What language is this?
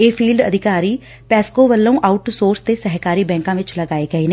Punjabi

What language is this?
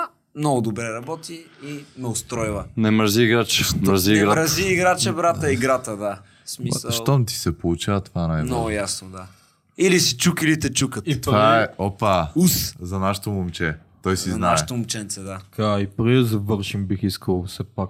Bulgarian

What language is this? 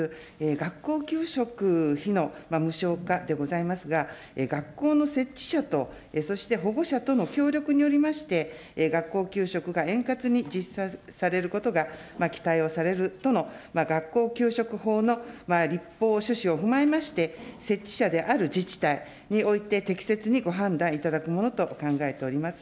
Japanese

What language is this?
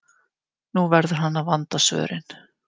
Icelandic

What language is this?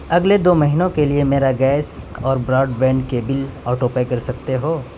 Urdu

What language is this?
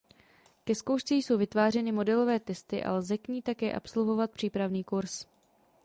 Czech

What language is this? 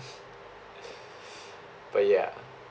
English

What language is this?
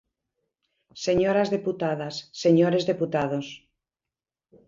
Galician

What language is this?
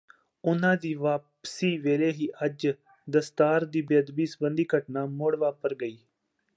Punjabi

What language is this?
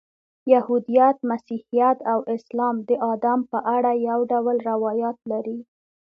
Pashto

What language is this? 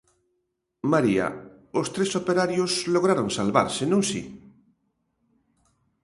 Galician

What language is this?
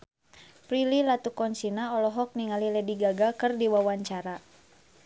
Sundanese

